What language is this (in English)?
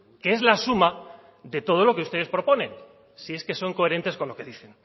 Spanish